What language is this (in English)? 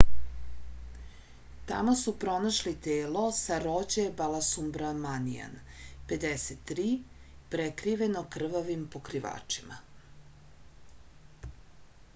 Serbian